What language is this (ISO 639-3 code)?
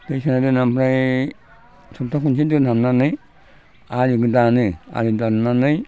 brx